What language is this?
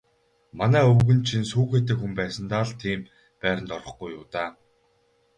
Mongolian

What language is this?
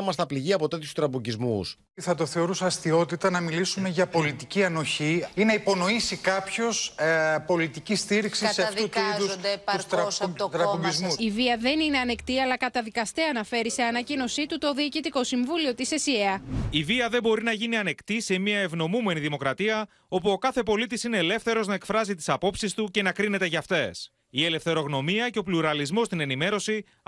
Greek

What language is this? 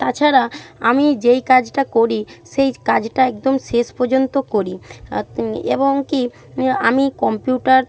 Bangla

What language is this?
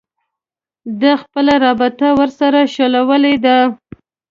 Pashto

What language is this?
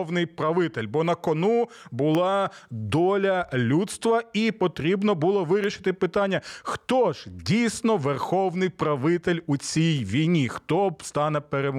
Ukrainian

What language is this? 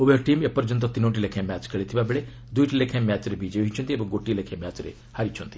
Odia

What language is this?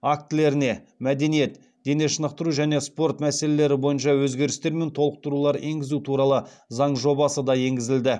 Kazakh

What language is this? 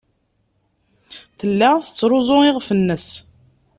Kabyle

